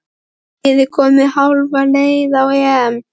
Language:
Icelandic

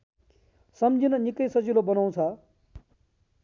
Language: Nepali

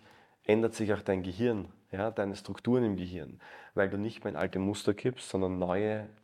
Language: German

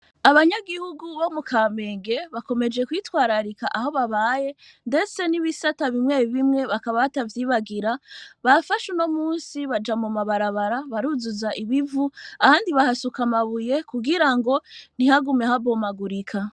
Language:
Rundi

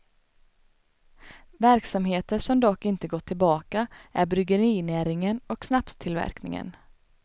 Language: Swedish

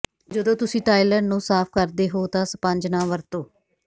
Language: Punjabi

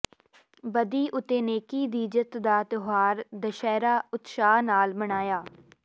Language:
Punjabi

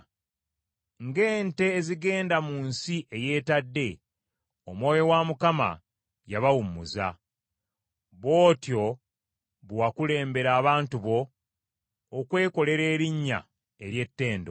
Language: Ganda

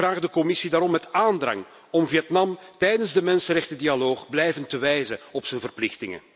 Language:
Dutch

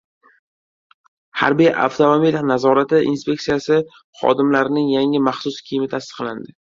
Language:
Uzbek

